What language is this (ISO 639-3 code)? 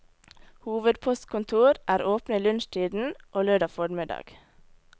nor